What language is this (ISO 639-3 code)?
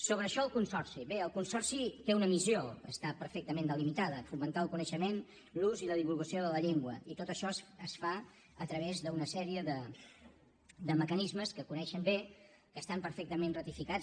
cat